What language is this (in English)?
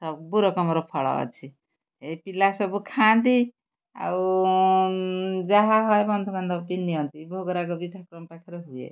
Odia